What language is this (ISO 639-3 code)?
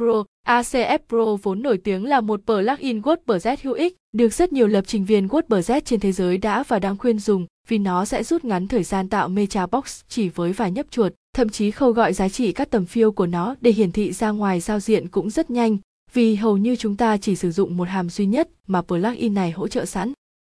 vie